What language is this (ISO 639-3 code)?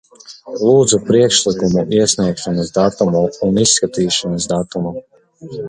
lav